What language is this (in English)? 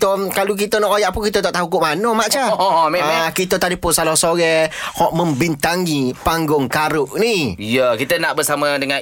Malay